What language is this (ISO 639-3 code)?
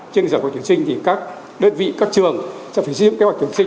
vie